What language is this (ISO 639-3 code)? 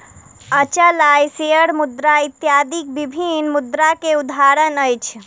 mai